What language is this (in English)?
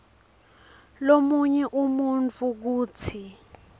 Swati